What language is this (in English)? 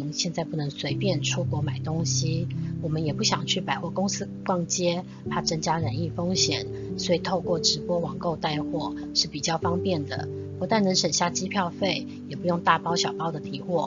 Chinese